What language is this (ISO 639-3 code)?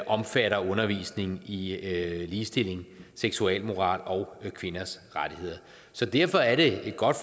dan